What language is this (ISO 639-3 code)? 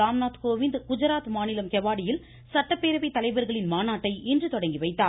tam